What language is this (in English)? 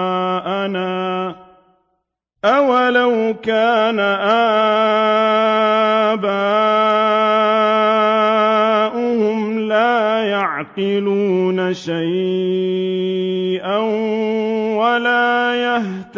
Arabic